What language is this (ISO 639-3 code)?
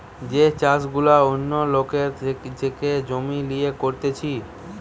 ben